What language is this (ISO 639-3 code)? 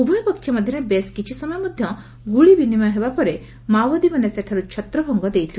ori